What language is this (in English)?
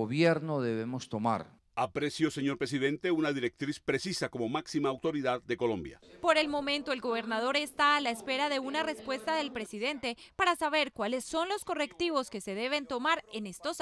Spanish